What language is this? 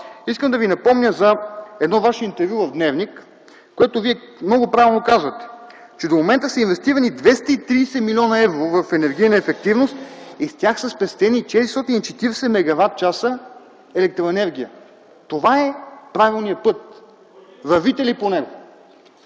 Bulgarian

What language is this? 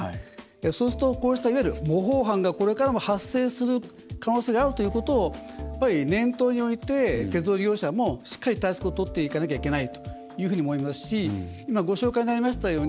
Japanese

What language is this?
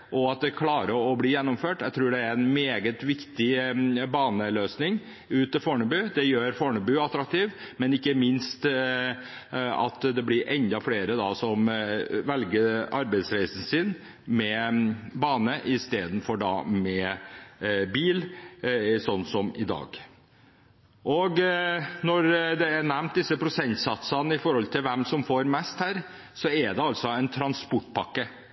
Norwegian Bokmål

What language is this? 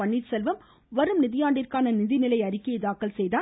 Tamil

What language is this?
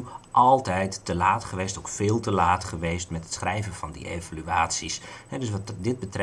Dutch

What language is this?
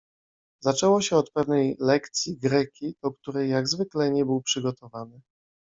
Polish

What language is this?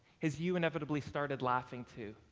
English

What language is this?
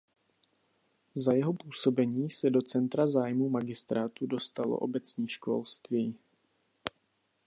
Czech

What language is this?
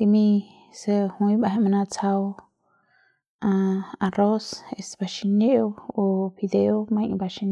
Central Pame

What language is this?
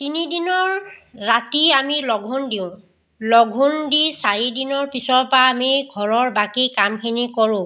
Assamese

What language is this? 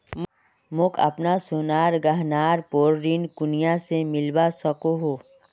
Magahi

